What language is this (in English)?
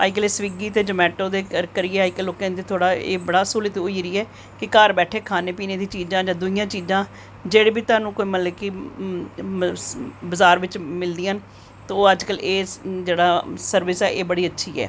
Dogri